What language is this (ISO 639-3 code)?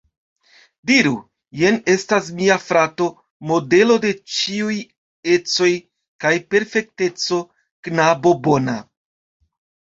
epo